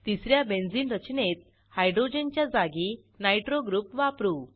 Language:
Marathi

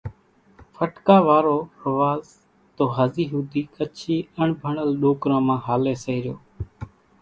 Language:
Kachi Koli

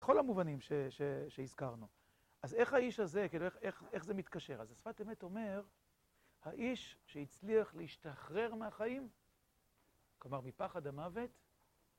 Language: Hebrew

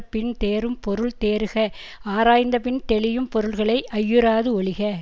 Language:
Tamil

